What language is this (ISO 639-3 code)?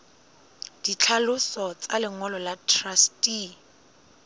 sot